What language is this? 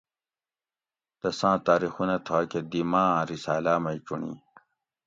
Gawri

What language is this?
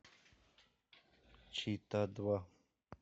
Russian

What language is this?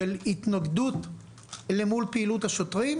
Hebrew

